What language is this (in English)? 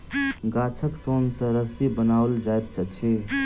Maithili